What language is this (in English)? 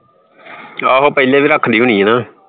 Punjabi